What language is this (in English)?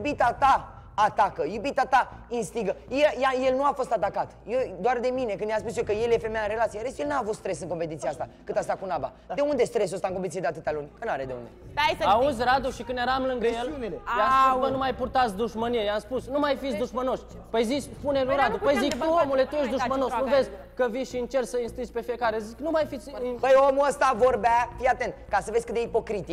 Romanian